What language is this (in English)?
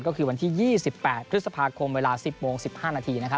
Thai